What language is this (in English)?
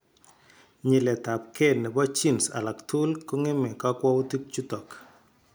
Kalenjin